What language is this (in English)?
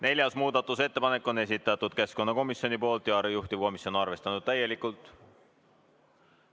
Estonian